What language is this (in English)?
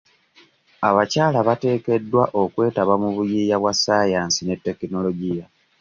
Ganda